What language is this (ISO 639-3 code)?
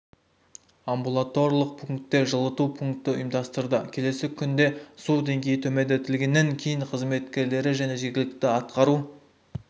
kaz